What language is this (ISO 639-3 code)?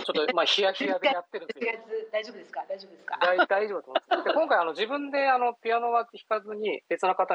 jpn